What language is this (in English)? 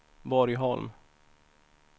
Swedish